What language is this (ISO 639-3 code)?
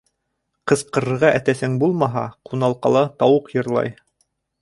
bak